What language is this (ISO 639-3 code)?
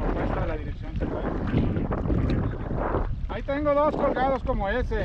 spa